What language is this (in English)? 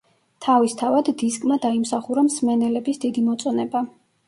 Georgian